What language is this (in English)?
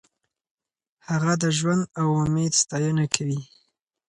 Pashto